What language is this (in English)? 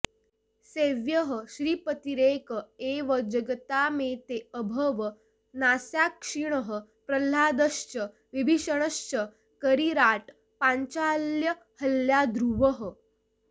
Sanskrit